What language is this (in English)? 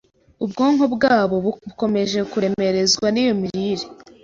Kinyarwanda